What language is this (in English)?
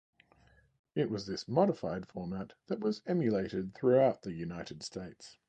English